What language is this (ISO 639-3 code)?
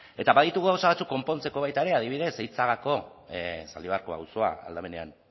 eus